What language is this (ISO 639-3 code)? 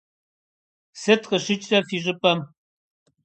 kbd